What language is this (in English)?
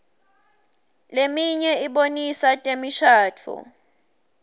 Swati